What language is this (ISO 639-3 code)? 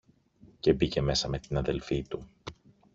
ell